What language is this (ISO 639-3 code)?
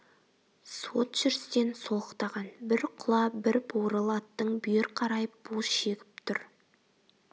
kaz